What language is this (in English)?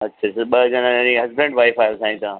Sindhi